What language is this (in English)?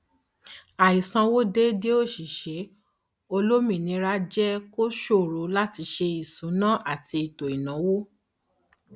Yoruba